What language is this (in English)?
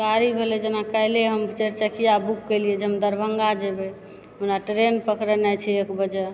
Maithili